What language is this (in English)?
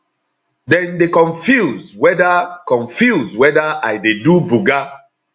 Nigerian Pidgin